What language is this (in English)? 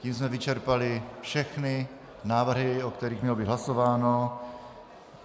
Czech